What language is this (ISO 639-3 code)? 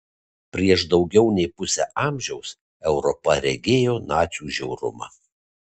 lit